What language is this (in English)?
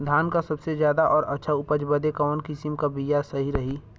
Bhojpuri